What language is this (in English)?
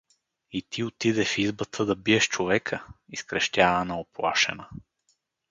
Bulgarian